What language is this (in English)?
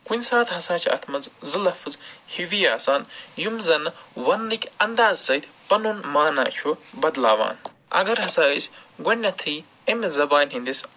Kashmiri